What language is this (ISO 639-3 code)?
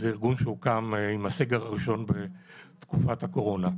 heb